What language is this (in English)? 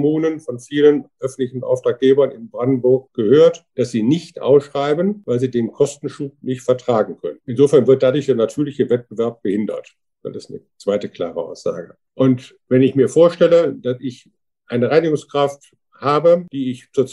German